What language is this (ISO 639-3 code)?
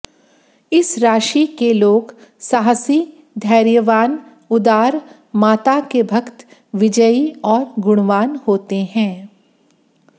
hin